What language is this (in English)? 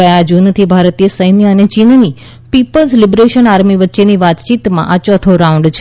Gujarati